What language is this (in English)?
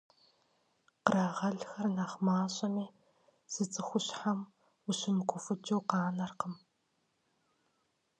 Kabardian